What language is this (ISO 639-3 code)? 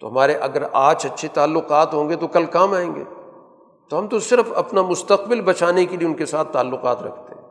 urd